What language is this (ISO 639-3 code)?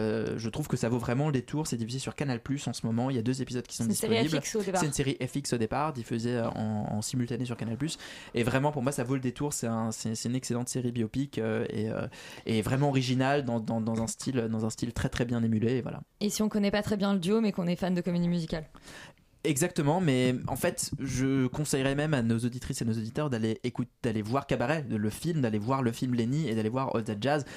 fra